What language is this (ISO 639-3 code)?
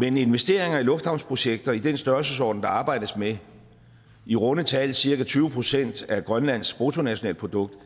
dan